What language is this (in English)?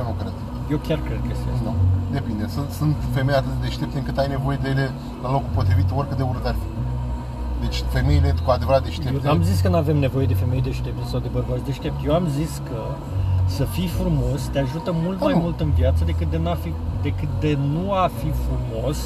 Romanian